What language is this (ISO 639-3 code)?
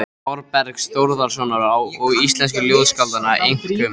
isl